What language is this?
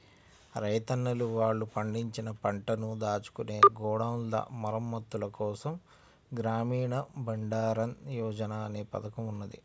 Telugu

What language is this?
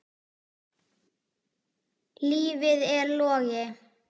Icelandic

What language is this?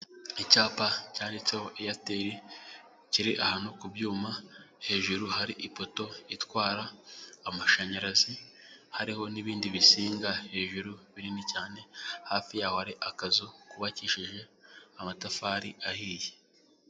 Kinyarwanda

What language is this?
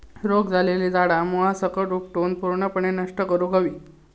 Marathi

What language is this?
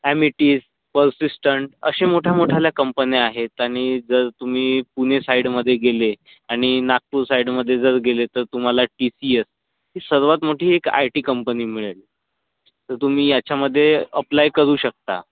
Marathi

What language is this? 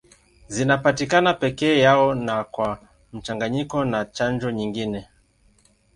Swahili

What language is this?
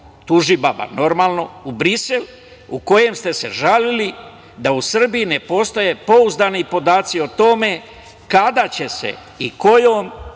Serbian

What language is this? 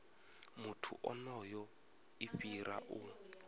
Venda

